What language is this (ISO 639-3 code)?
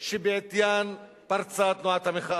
heb